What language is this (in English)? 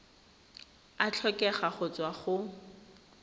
Tswana